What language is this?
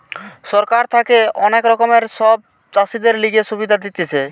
Bangla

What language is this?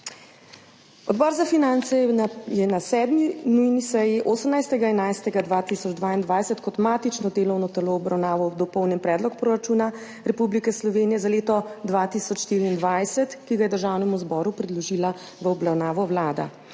Slovenian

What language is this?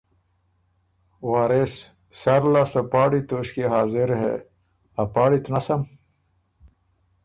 Ormuri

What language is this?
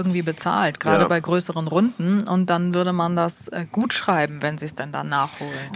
German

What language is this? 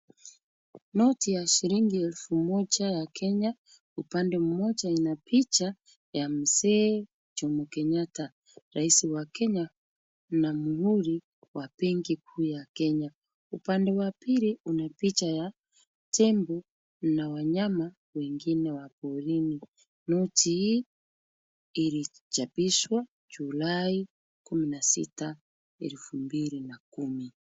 Swahili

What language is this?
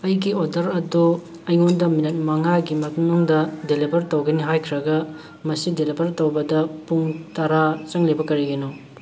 Manipuri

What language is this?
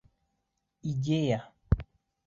Bashkir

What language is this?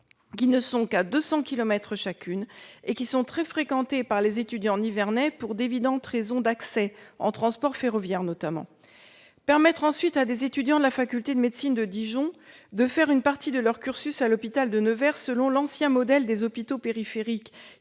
French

